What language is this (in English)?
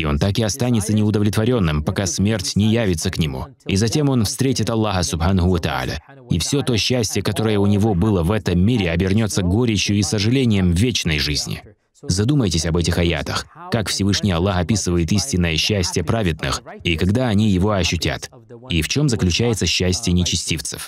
Russian